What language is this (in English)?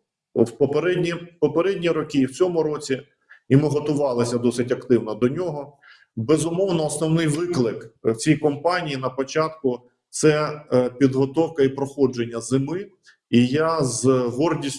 Ukrainian